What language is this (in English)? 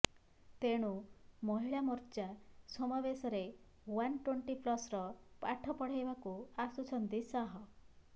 Odia